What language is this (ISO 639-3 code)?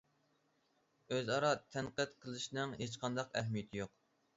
uig